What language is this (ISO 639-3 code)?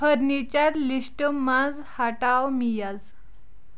kas